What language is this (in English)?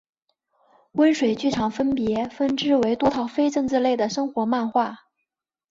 Chinese